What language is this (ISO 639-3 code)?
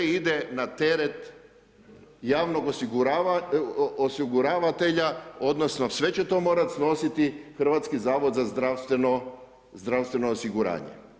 hrv